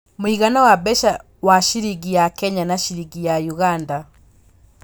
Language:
Kikuyu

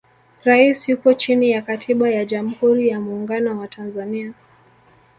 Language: Swahili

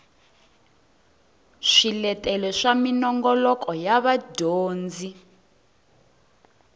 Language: Tsonga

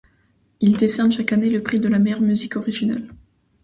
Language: French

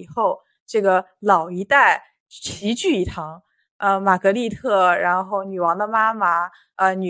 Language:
Chinese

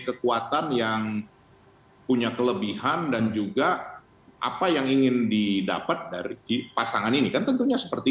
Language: Indonesian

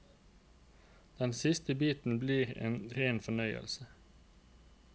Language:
Norwegian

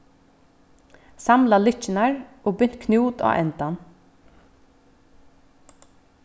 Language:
Faroese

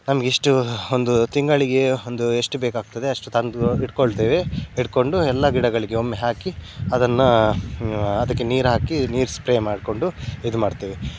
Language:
Kannada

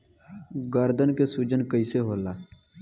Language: Bhojpuri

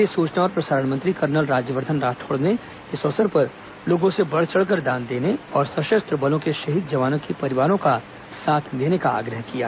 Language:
Hindi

